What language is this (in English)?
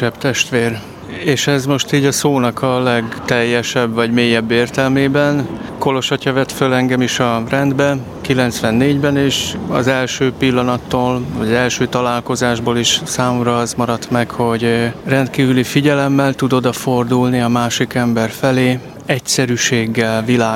Hungarian